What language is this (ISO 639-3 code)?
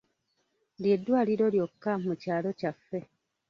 lug